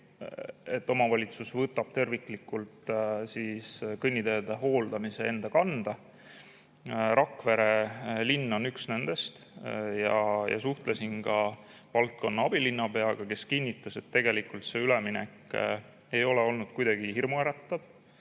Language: Estonian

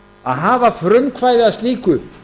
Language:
Icelandic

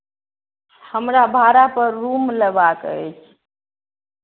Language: Maithili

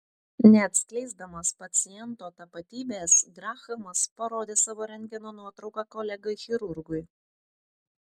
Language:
Lithuanian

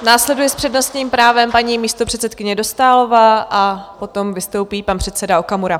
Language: Czech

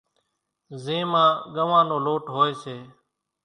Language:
Kachi Koli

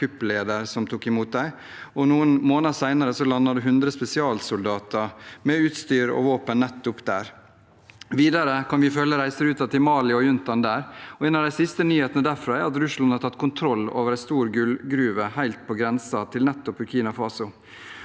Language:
Norwegian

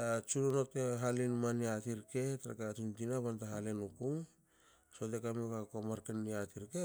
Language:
Hakö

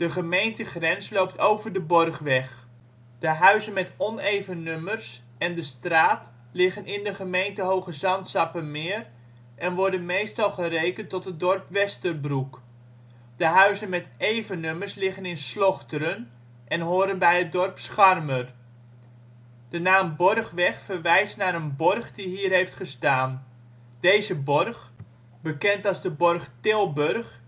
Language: Dutch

